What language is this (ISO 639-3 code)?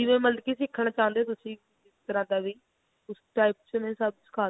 pan